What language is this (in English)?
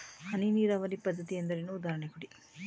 Kannada